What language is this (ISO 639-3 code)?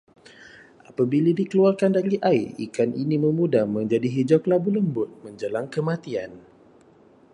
msa